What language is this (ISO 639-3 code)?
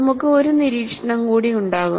mal